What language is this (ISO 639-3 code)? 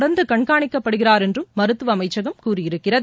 tam